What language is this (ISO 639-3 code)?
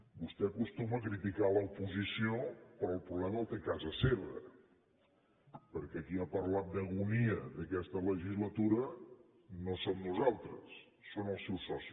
cat